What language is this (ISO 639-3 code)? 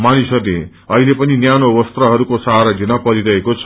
nep